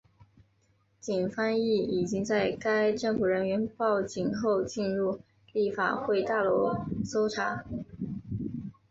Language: Chinese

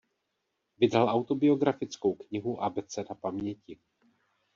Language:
Czech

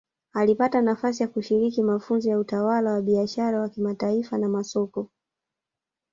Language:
Swahili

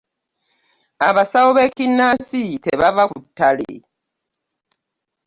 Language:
Ganda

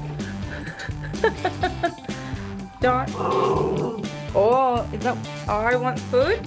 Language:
Turkish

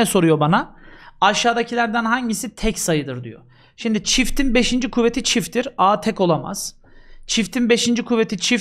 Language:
Turkish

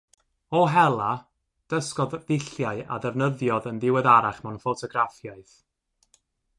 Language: Welsh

